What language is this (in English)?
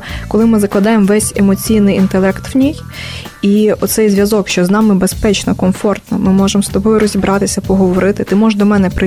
Ukrainian